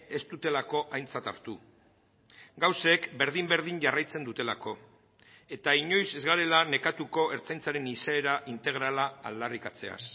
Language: Basque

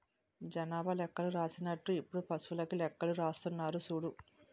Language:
Telugu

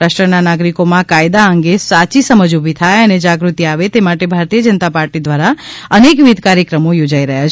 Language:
Gujarati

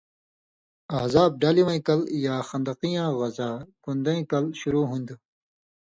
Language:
Indus Kohistani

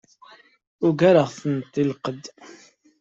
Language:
Kabyle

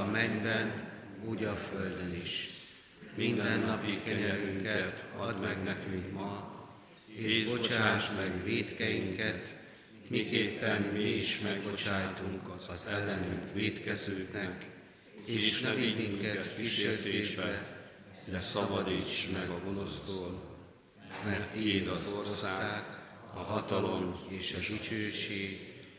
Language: Hungarian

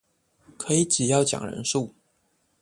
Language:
Chinese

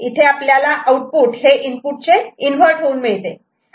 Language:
Marathi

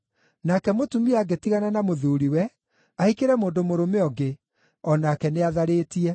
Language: Kikuyu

